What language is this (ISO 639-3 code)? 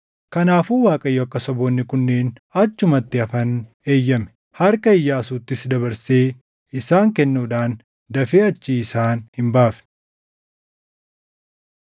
orm